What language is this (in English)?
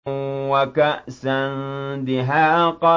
Arabic